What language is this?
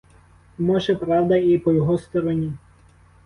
Ukrainian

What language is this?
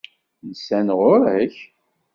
Kabyle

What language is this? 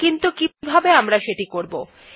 Bangla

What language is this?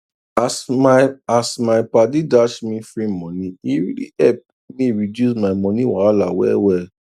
Nigerian Pidgin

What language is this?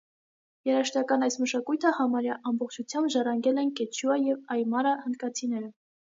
Armenian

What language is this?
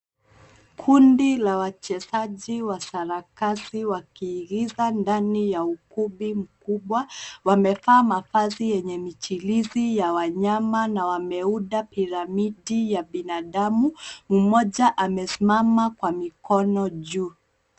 Swahili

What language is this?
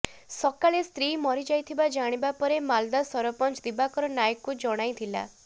Odia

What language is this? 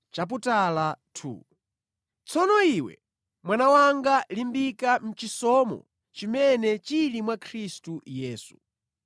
Nyanja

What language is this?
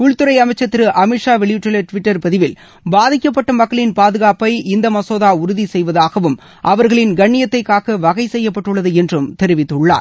Tamil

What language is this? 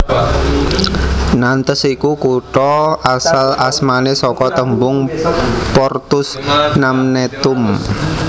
Javanese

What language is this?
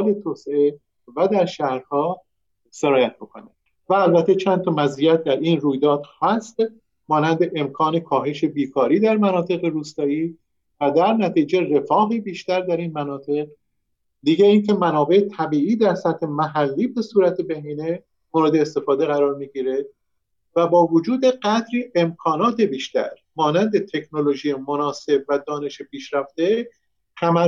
Persian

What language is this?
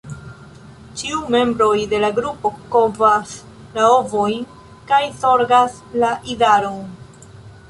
Esperanto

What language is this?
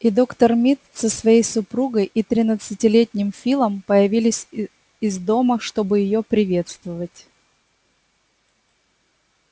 Russian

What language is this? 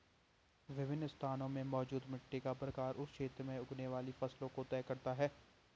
Hindi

